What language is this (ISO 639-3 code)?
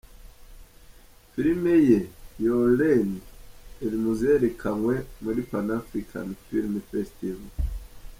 kin